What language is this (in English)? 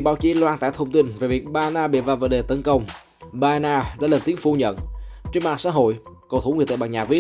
Vietnamese